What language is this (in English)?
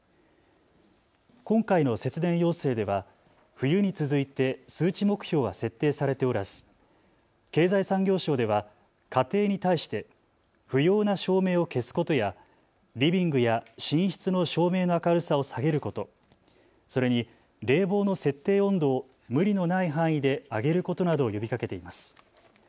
Japanese